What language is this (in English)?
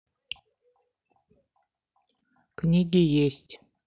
Russian